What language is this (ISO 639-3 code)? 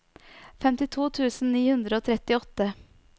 nor